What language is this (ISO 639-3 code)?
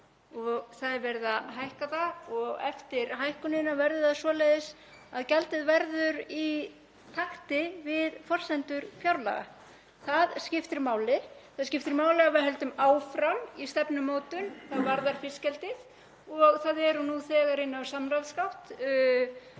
isl